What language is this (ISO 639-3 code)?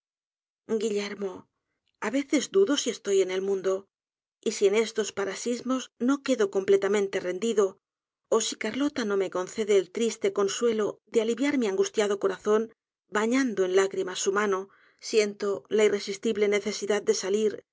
spa